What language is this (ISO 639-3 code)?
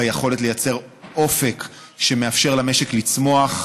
heb